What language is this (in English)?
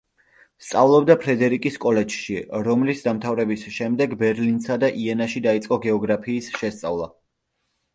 Georgian